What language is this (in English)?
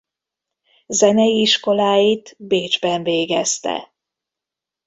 Hungarian